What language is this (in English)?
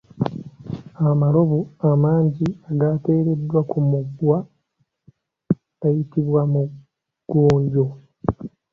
Ganda